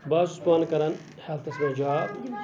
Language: Kashmiri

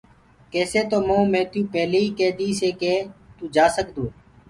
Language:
Gurgula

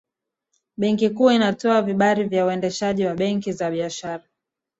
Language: Swahili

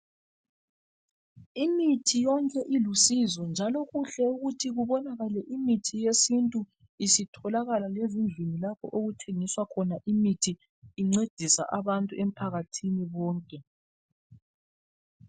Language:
North Ndebele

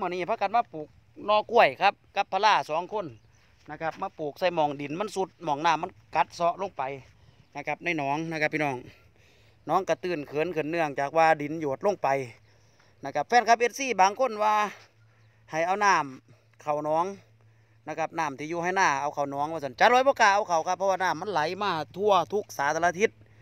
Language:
Thai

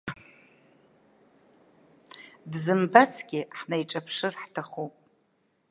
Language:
Abkhazian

